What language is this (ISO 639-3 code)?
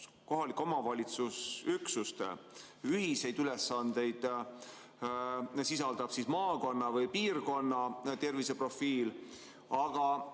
est